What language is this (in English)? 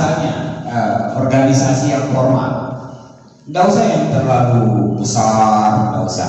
Indonesian